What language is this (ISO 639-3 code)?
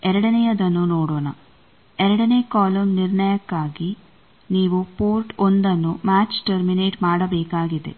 kan